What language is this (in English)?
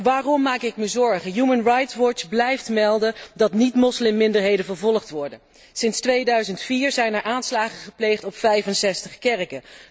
Dutch